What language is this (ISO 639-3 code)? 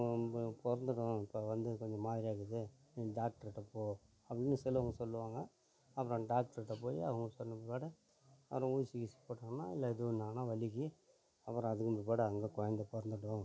tam